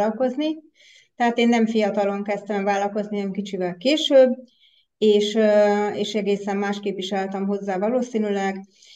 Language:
Hungarian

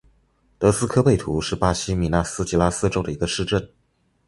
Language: Chinese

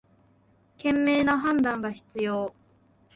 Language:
Japanese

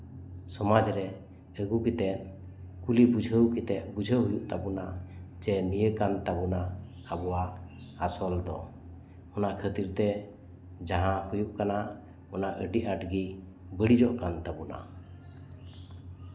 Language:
Santali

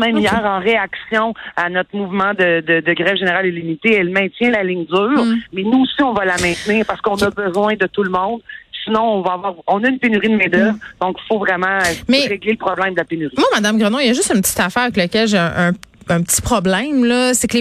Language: French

